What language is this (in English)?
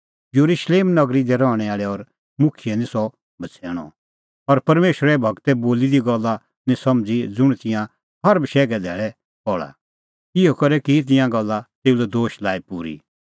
Kullu Pahari